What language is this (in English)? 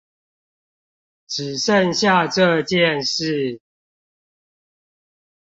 Chinese